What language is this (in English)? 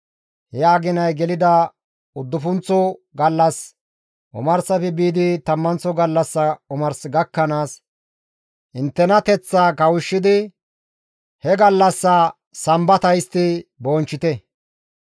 Gamo